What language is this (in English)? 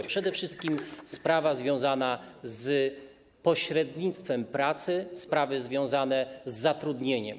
Polish